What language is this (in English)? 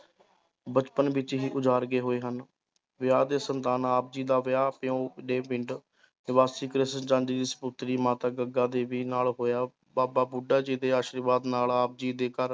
Punjabi